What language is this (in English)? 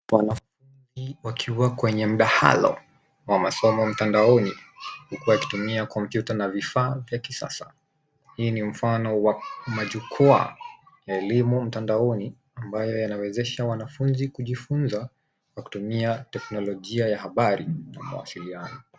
Swahili